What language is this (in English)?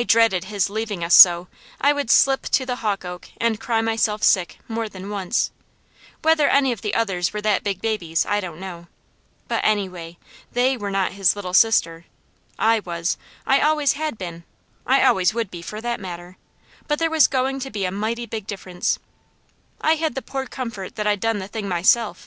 English